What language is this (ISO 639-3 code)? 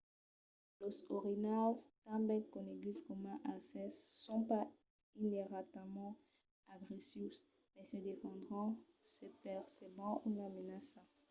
oci